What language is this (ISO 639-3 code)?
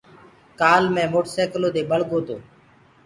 ggg